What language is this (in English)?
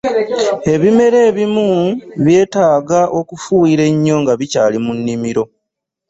Ganda